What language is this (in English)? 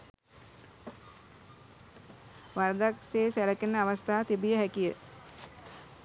Sinhala